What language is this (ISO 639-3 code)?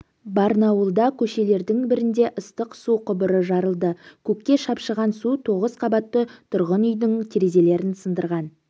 kaz